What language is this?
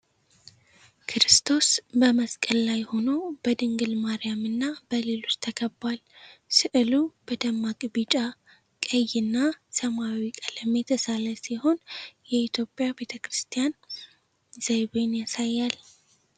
Amharic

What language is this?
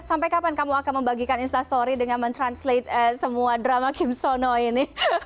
Indonesian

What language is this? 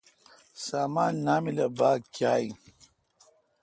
Kalkoti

